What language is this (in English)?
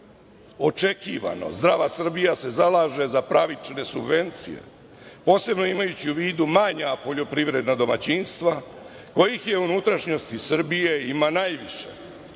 Serbian